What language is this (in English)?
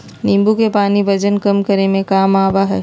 Magahi